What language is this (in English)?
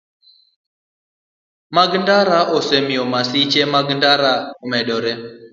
Luo (Kenya and Tanzania)